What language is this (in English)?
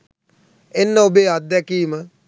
Sinhala